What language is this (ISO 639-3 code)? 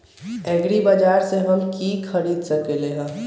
mag